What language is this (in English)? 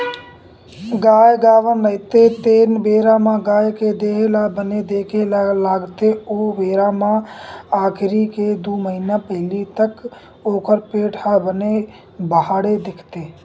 Chhattisgarhi